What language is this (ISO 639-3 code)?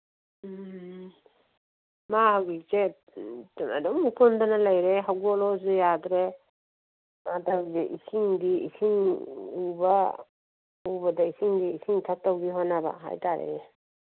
mni